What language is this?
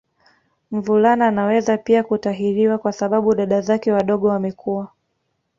Swahili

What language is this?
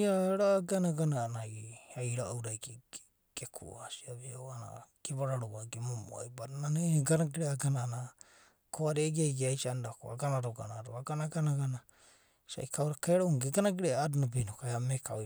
Abadi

